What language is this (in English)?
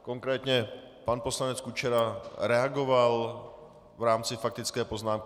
Czech